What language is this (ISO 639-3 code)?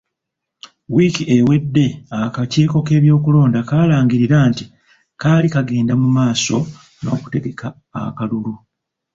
lug